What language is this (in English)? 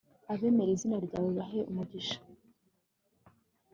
Kinyarwanda